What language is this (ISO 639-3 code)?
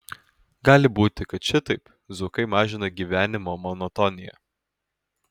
lit